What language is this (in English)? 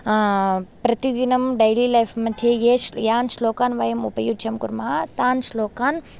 Sanskrit